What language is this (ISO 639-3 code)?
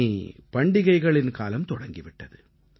tam